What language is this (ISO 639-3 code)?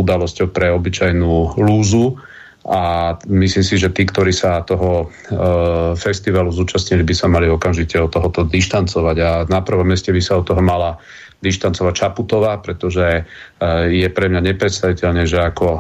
slk